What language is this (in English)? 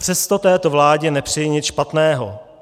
Czech